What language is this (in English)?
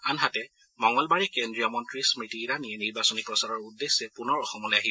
Assamese